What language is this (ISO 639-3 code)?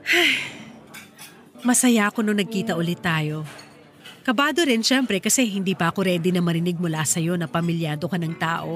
fil